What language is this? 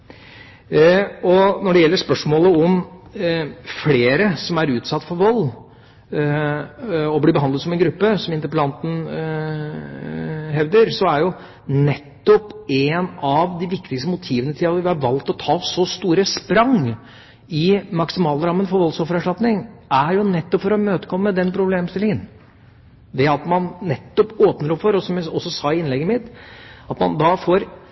Norwegian Bokmål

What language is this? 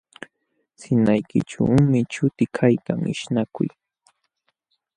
Jauja Wanca Quechua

